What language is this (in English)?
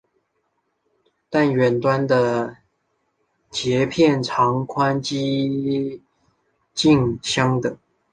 Chinese